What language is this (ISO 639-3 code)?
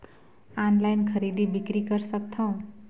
hne